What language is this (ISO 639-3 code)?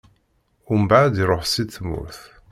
kab